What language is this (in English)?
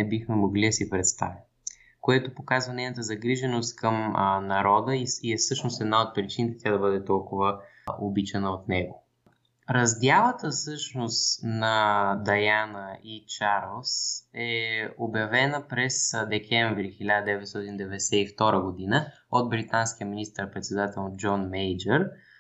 Bulgarian